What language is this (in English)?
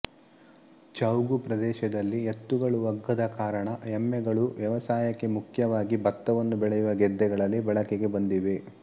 Kannada